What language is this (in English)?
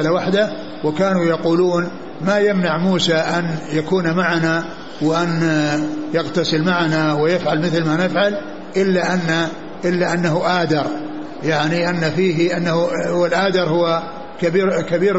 Arabic